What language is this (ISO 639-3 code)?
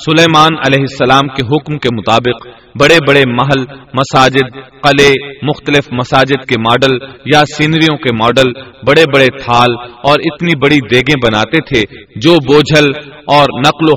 urd